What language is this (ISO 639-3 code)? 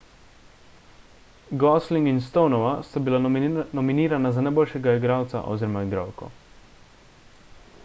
slv